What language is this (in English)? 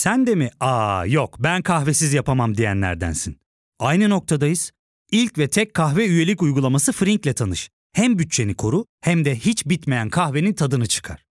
Turkish